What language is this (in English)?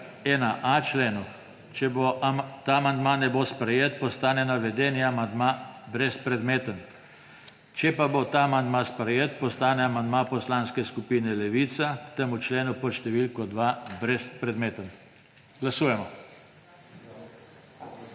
Slovenian